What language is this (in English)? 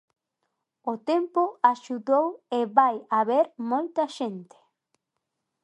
Galician